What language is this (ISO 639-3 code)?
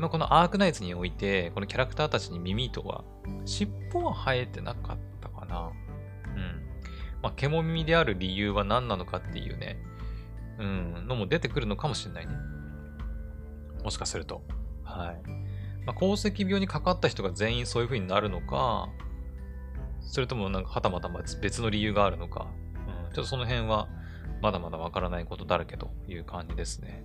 jpn